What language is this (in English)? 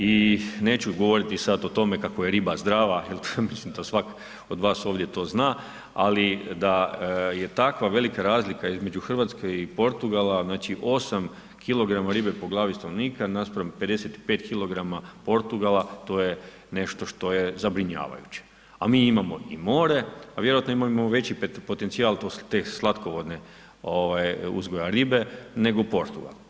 Croatian